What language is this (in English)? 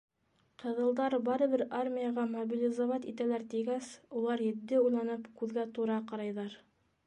Bashkir